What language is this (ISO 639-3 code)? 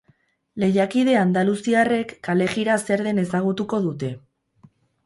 eus